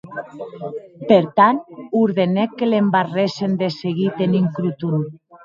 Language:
Occitan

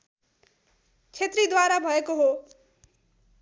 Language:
Nepali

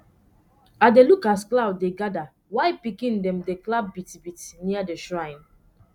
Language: Nigerian Pidgin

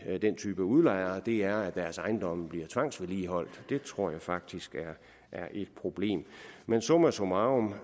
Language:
Danish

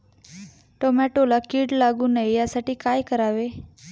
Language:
Marathi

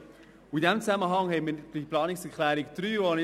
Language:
Swiss German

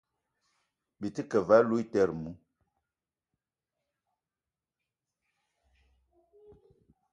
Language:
Eton (Cameroon)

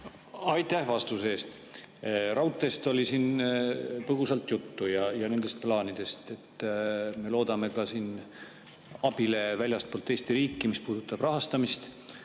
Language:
Estonian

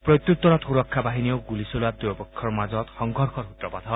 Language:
Assamese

